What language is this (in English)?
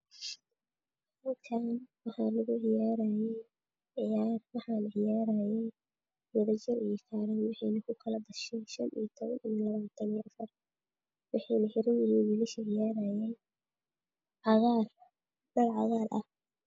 Somali